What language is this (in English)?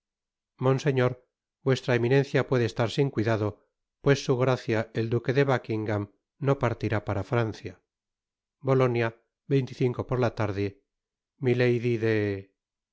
Spanish